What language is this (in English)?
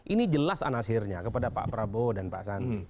Indonesian